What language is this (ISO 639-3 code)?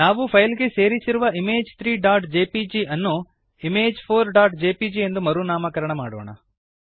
kan